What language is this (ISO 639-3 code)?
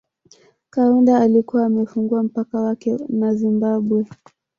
swa